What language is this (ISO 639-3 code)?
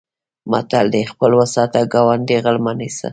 pus